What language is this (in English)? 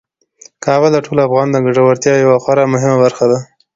Pashto